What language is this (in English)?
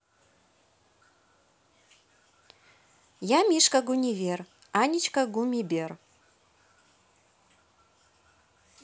Russian